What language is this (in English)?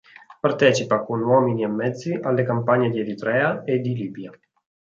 Italian